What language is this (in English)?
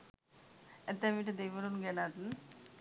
Sinhala